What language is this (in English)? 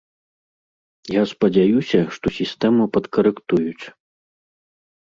Belarusian